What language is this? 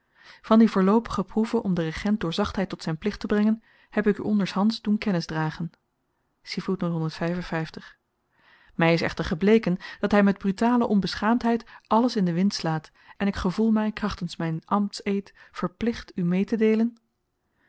Dutch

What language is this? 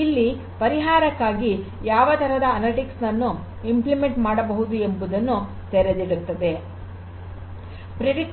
Kannada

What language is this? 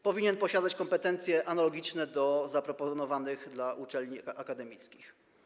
Polish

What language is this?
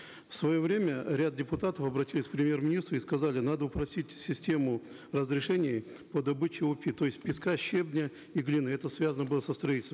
Kazakh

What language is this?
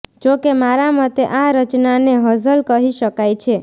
Gujarati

